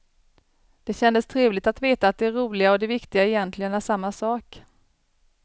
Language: Swedish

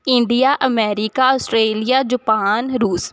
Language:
Punjabi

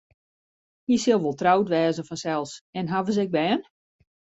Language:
Western Frisian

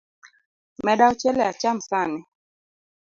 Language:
Luo (Kenya and Tanzania)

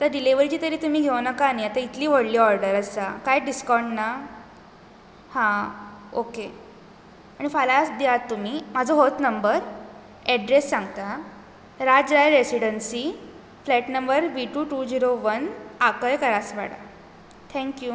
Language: Konkani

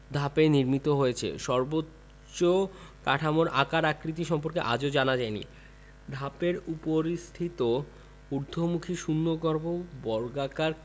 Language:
Bangla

